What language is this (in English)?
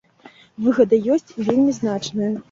Belarusian